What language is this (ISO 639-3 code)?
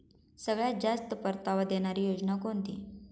mar